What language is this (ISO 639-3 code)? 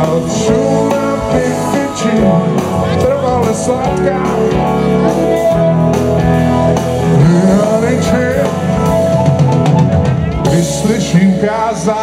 ukr